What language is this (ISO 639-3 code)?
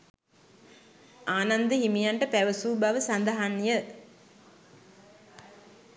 sin